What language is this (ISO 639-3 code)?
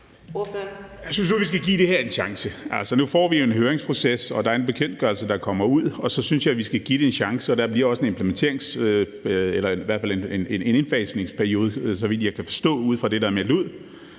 dan